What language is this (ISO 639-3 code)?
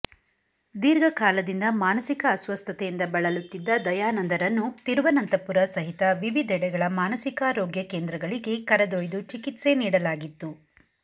kan